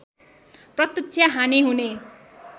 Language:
Nepali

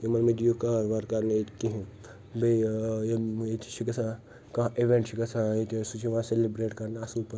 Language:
Kashmiri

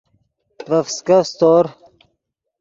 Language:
Yidgha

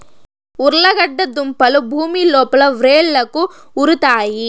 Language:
Telugu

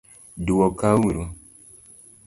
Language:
Luo (Kenya and Tanzania)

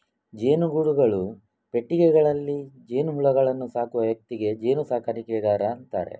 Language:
Kannada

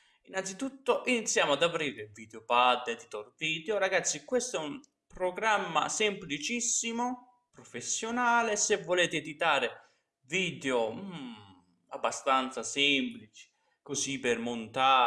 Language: Italian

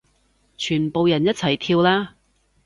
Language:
Cantonese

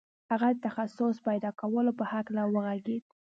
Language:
Pashto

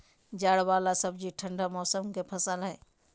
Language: Magahi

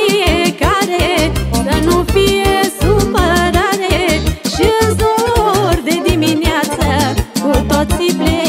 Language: Romanian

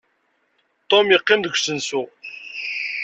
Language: Kabyle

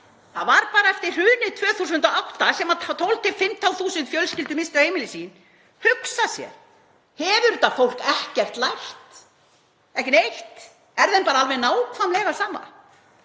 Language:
Icelandic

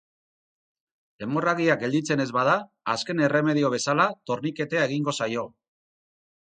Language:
Basque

